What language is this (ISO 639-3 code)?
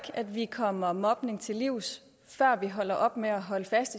dan